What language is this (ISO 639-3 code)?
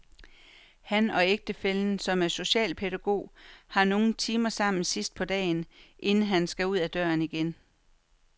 dan